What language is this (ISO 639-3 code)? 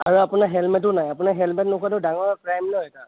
asm